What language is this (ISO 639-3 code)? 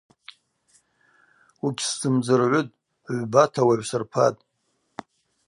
abq